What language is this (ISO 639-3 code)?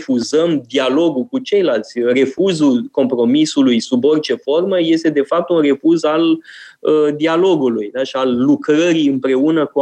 ron